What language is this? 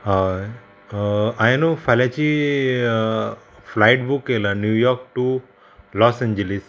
Konkani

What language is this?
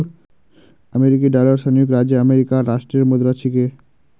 Magahi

